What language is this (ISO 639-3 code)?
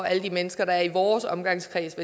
dan